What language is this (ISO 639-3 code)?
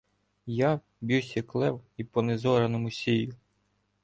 ukr